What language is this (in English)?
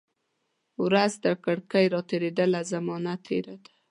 Pashto